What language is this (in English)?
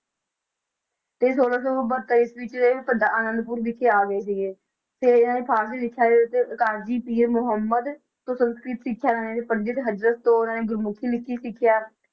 Punjabi